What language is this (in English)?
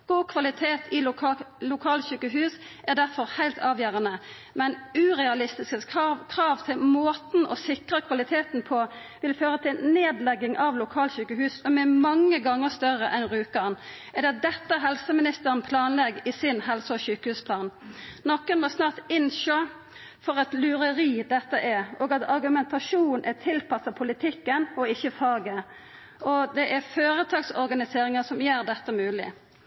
Norwegian Nynorsk